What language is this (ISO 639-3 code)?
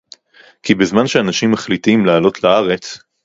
heb